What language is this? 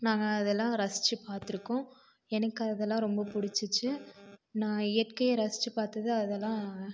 Tamil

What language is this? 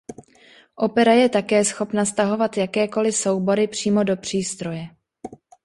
Czech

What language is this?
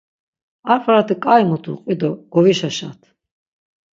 Laz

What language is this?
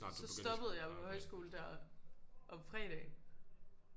Danish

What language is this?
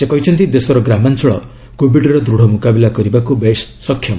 Odia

